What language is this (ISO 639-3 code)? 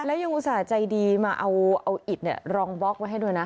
tha